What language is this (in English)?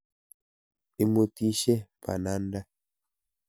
Kalenjin